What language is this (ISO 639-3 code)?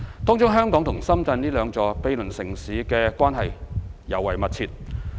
yue